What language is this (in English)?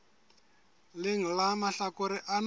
Southern Sotho